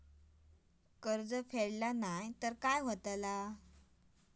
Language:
Marathi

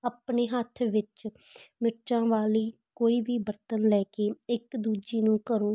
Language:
Punjabi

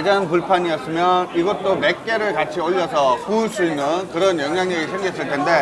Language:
Korean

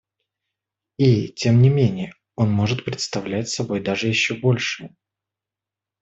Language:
Russian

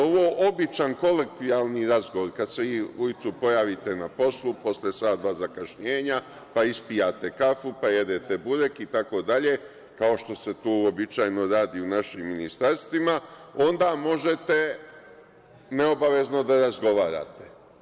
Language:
Serbian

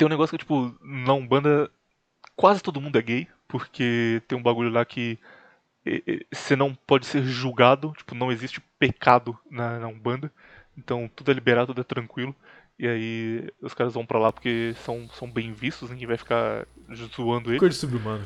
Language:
Portuguese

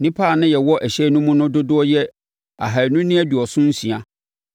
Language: Akan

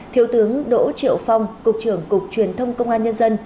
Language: Vietnamese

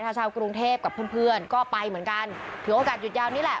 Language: Thai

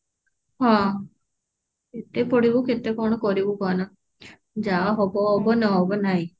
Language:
Odia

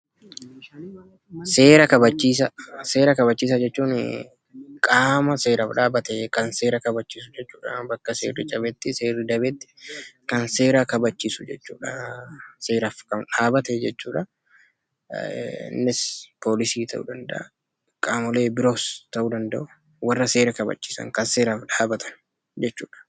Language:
Oromo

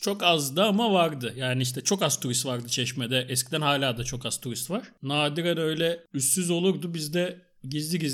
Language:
Turkish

